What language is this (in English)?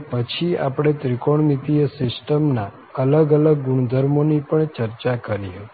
Gujarati